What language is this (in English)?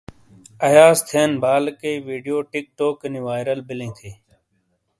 Shina